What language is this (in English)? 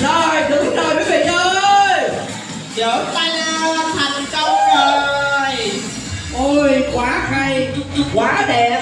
Vietnamese